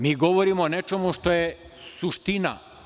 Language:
Serbian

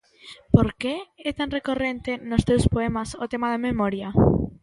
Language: Galician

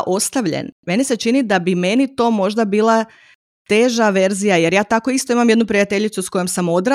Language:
Croatian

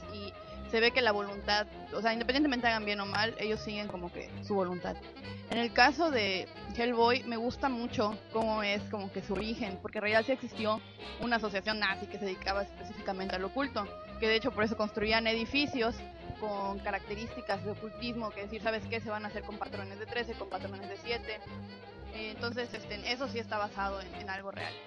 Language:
Spanish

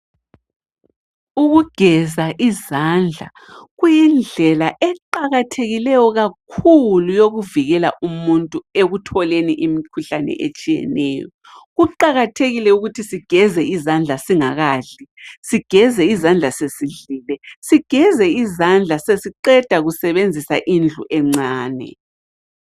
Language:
North Ndebele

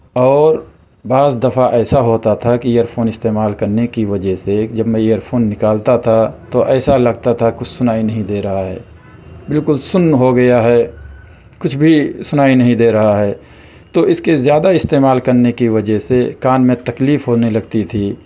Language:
Urdu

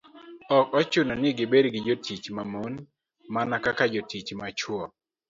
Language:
Luo (Kenya and Tanzania)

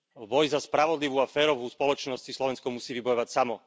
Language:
Slovak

